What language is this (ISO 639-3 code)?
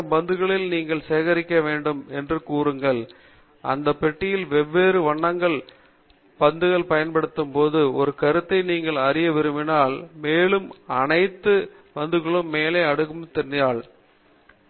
tam